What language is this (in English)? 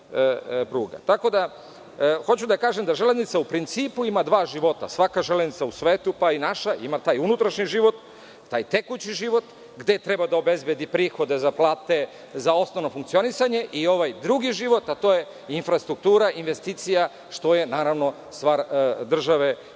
Serbian